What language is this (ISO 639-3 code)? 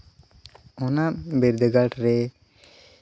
sat